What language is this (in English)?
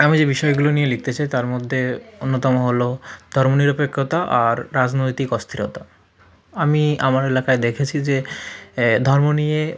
Bangla